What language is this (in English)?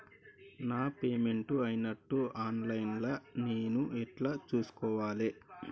Telugu